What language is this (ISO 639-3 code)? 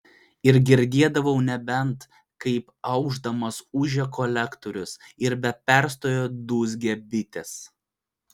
lit